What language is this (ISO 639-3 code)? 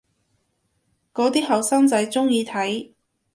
yue